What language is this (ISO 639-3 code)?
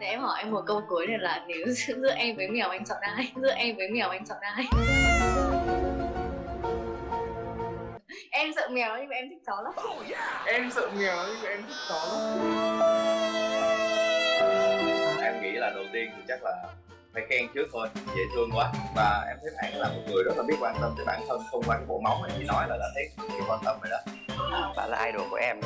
vie